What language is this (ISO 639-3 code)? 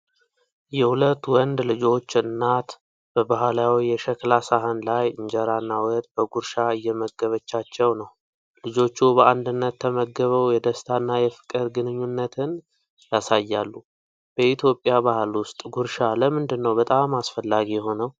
amh